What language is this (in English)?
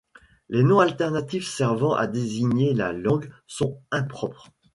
French